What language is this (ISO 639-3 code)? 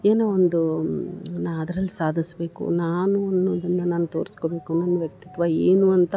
kan